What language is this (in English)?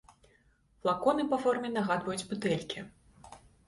Belarusian